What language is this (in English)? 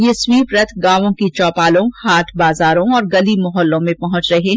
Hindi